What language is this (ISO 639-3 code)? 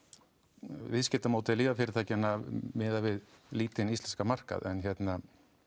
isl